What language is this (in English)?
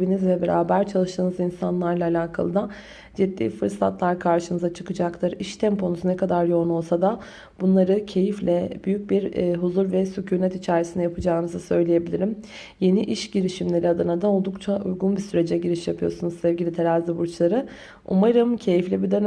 Turkish